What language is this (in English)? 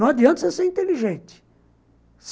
Portuguese